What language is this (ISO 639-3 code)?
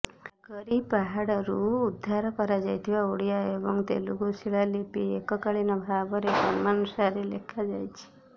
ori